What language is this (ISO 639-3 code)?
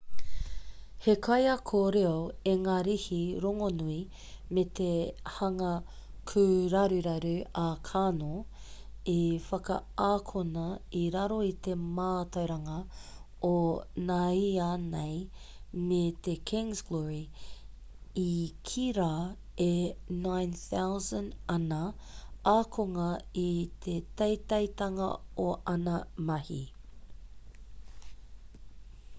mri